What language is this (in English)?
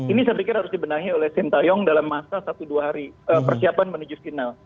Indonesian